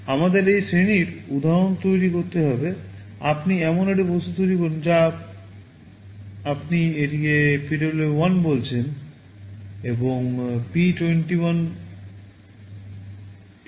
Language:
Bangla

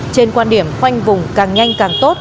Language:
Vietnamese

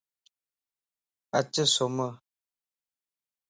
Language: Lasi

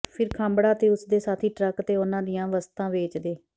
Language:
Punjabi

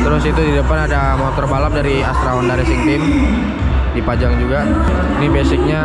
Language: Indonesian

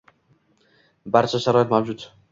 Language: Uzbek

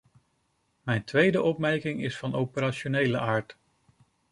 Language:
Dutch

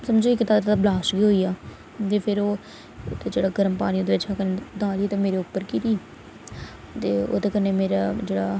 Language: Dogri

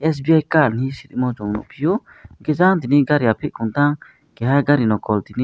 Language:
Kok Borok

